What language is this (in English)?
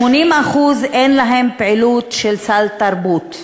Hebrew